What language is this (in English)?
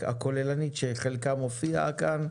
Hebrew